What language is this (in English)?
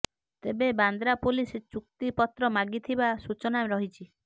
Odia